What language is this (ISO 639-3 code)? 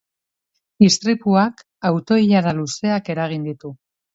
eus